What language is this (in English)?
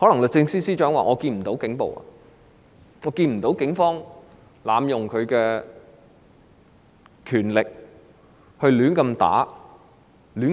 Cantonese